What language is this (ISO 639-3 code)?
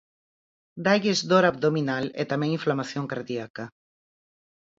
glg